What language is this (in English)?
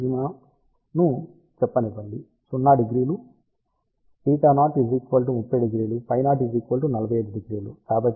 Telugu